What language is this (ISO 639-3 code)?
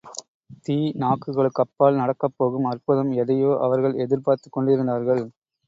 tam